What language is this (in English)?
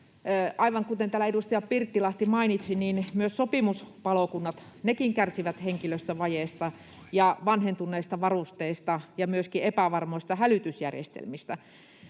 Finnish